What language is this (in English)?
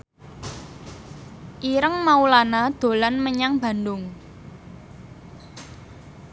Javanese